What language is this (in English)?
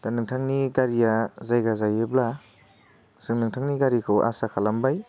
Bodo